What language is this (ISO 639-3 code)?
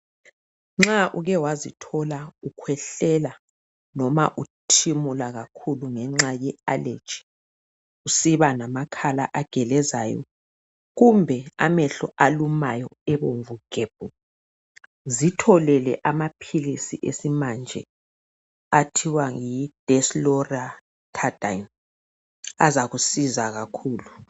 nde